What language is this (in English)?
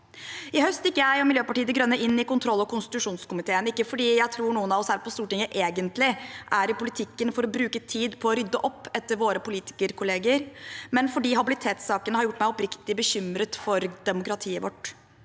Norwegian